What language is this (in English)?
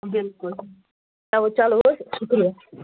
Kashmiri